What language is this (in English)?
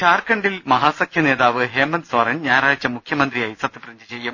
Malayalam